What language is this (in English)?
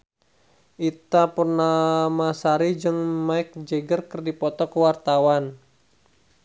Sundanese